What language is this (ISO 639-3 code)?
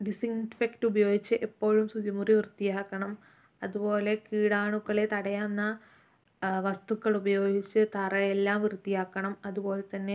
mal